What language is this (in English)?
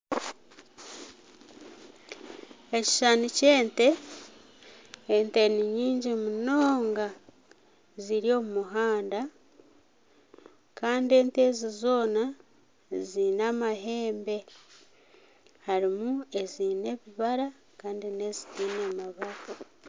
Nyankole